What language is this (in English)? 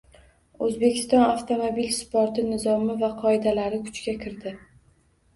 Uzbek